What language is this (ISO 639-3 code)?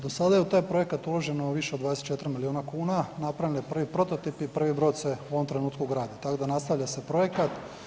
hrv